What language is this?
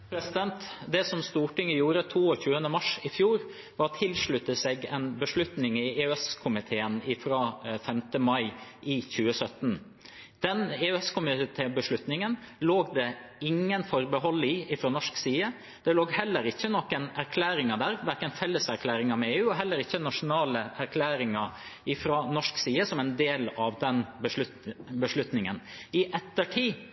Norwegian Bokmål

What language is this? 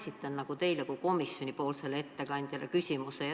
Estonian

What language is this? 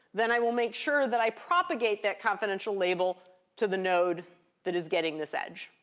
English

